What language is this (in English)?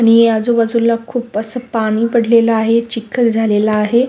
Marathi